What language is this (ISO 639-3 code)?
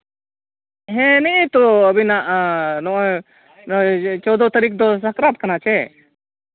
sat